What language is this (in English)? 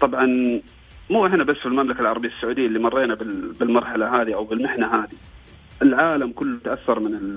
Arabic